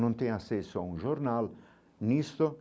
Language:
Portuguese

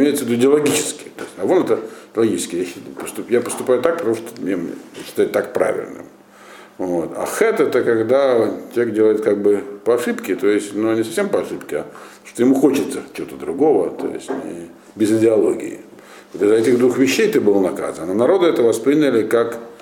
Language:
Russian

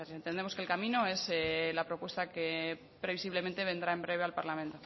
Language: Spanish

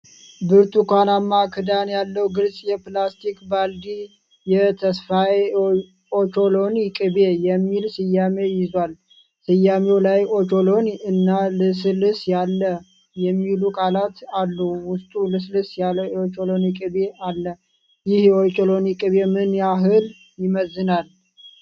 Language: Amharic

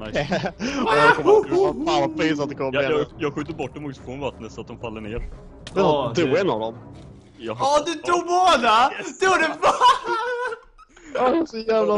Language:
Swedish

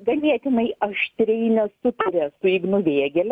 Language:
Lithuanian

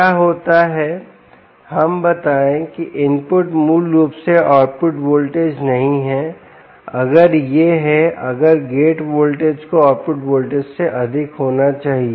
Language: Hindi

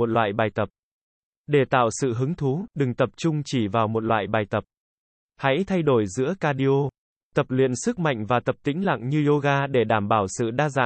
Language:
Vietnamese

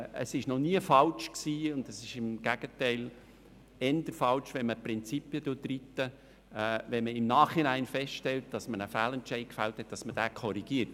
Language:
Swiss German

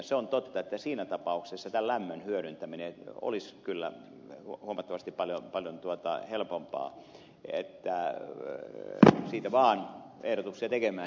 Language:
Finnish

